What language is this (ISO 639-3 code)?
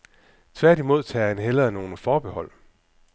dan